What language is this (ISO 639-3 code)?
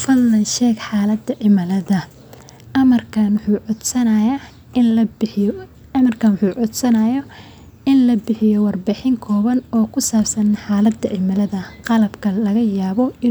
som